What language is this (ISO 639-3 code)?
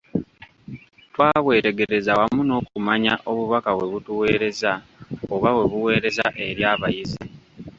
lug